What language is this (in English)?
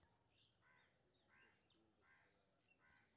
Maithili